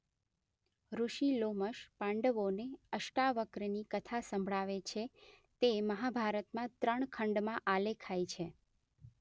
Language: Gujarati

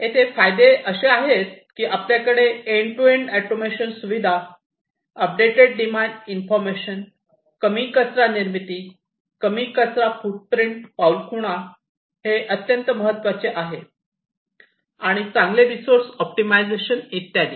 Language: Marathi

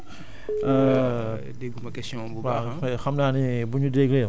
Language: Wolof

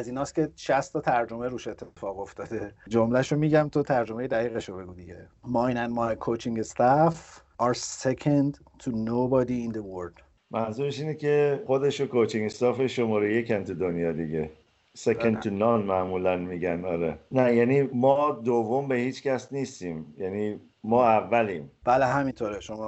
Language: Persian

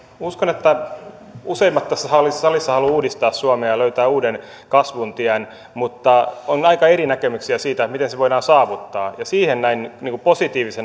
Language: Finnish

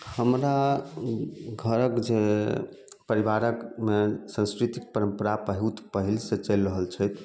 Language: Maithili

